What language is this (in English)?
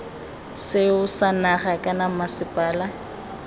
Tswana